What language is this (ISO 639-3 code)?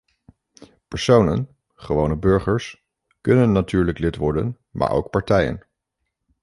nld